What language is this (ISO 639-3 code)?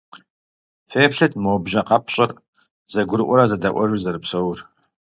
kbd